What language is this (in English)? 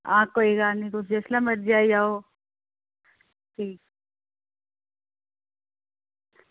Dogri